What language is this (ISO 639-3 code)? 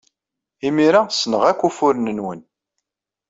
kab